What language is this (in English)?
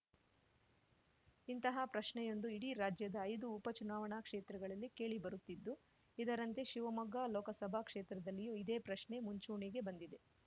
Kannada